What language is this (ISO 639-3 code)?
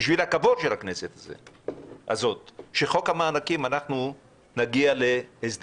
heb